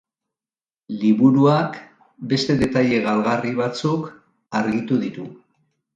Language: Basque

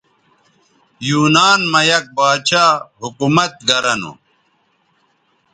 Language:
Bateri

